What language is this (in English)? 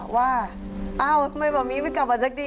Thai